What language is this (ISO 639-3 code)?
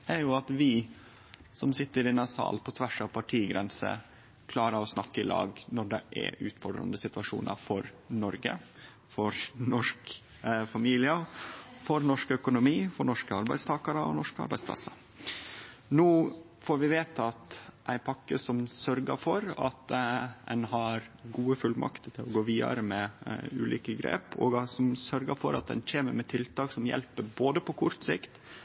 nno